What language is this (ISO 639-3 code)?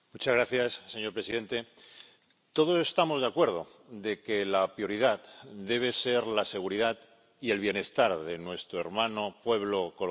spa